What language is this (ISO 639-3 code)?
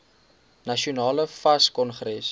afr